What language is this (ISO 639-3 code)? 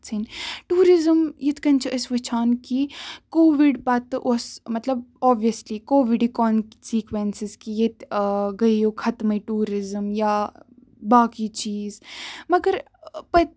kas